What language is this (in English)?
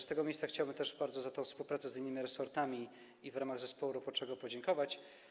Polish